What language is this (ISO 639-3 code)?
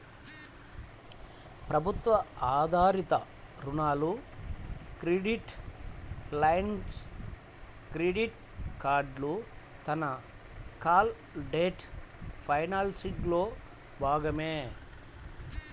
tel